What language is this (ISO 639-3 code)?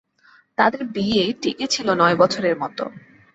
ben